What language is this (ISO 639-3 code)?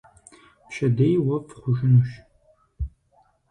kbd